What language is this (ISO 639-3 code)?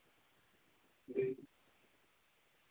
doi